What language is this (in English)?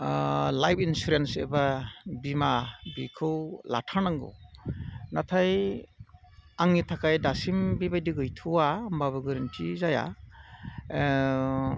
Bodo